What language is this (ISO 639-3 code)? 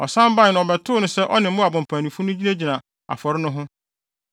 aka